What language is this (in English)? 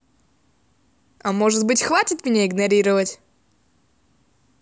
Russian